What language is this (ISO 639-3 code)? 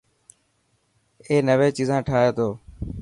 mki